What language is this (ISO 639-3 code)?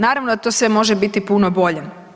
hrv